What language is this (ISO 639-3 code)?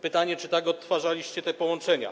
pol